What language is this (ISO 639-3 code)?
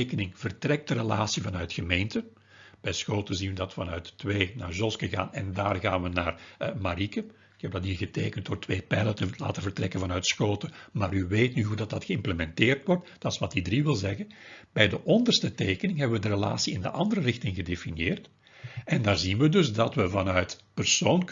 nld